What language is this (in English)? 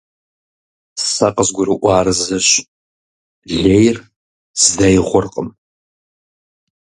Kabardian